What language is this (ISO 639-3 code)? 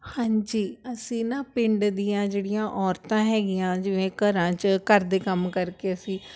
pan